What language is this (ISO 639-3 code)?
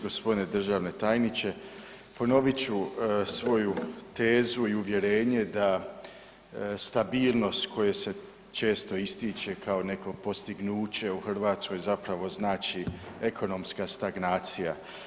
hrv